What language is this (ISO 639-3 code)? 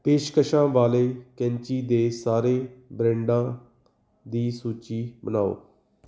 pan